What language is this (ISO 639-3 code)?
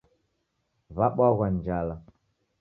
dav